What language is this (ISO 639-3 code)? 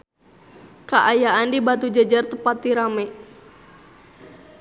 sun